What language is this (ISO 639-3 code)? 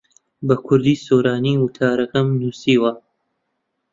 ckb